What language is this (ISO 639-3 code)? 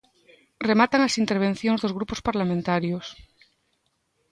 glg